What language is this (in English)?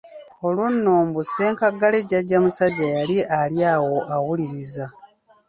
Ganda